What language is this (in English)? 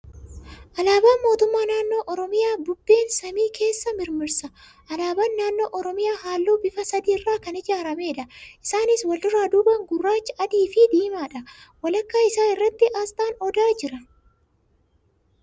Oromo